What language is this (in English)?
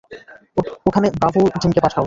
Bangla